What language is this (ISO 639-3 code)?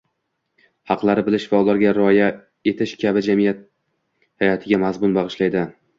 uzb